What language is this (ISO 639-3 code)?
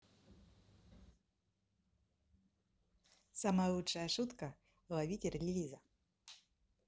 rus